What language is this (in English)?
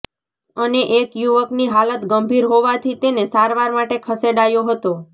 Gujarati